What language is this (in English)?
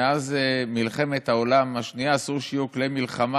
Hebrew